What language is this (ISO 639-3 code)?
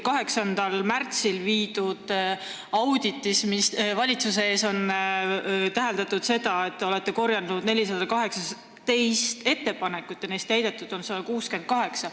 est